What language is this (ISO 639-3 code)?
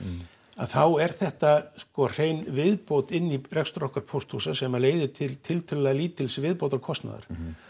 isl